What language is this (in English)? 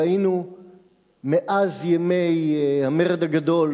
Hebrew